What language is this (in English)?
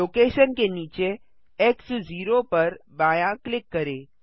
Hindi